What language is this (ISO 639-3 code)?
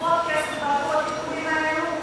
heb